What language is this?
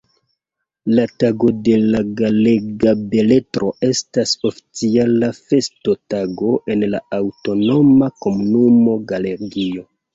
Esperanto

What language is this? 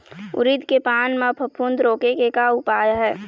Chhattisgarhi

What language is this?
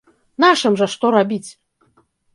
Belarusian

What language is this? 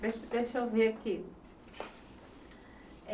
Portuguese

